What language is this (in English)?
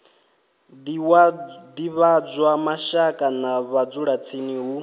Venda